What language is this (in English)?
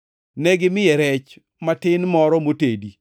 Luo (Kenya and Tanzania)